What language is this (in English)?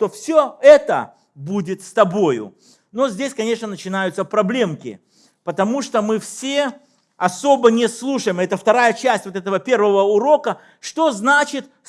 Russian